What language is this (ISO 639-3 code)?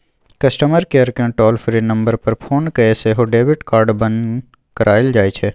mai